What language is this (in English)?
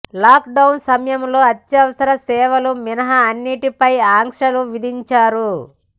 Telugu